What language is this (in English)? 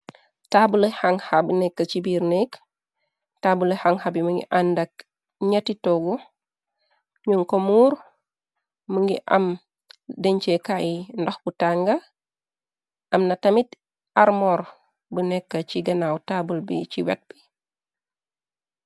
Wolof